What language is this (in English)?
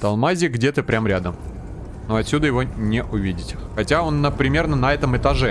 Russian